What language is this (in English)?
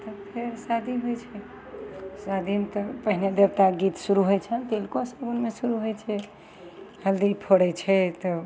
Maithili